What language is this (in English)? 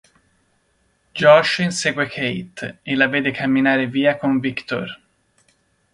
Italian